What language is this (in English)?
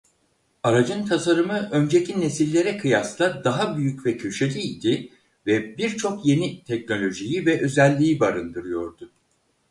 Turkish